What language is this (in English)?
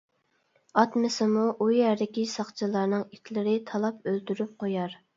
Uyghur